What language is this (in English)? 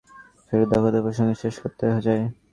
Bangla